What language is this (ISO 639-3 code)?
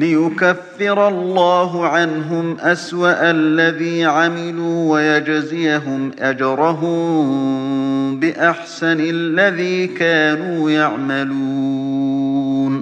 ara